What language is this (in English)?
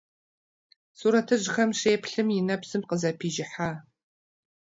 Kabardian